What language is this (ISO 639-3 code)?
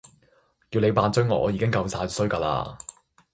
yue